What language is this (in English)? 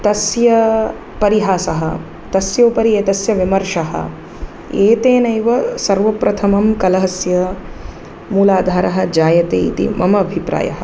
Sanskrit